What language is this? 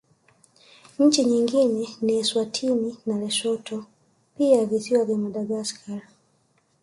Swahili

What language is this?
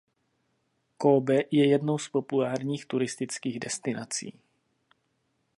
Czech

